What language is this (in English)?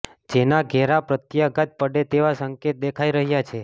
Gujarati